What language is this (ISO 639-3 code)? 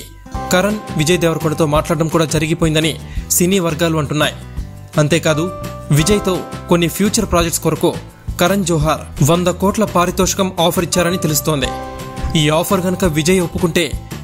ron